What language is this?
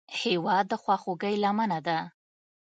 Pashto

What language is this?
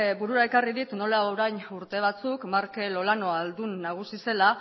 Basque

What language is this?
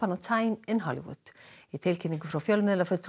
Icelandic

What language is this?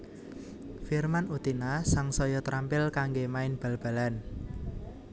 Javanese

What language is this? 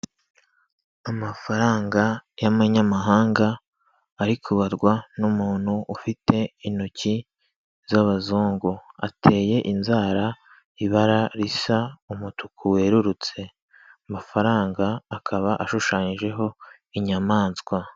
Kinyarwanda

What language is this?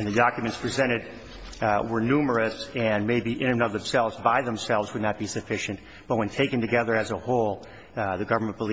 English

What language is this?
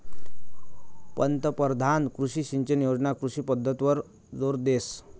Marathi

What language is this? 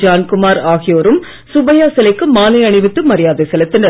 Tamil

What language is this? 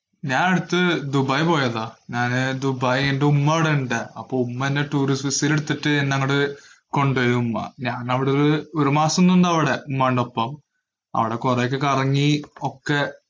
Malayalam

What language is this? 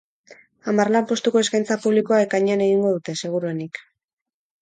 Basque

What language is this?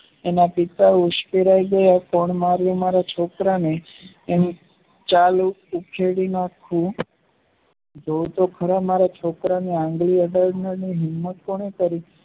Gujarati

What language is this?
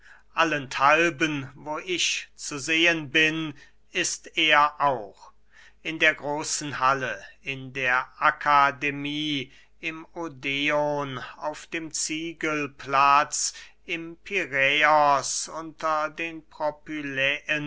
German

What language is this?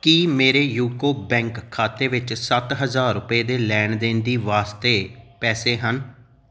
Punjabi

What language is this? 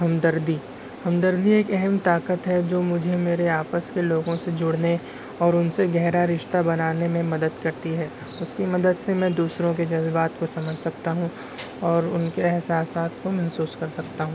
Urdu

